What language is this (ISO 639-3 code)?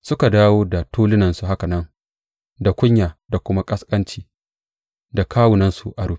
hau